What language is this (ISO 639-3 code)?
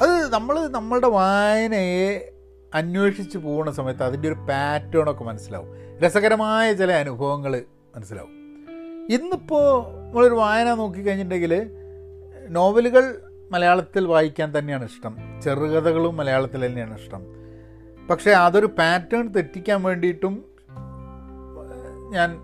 mal